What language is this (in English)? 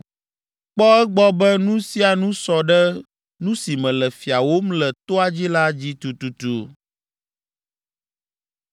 Ewe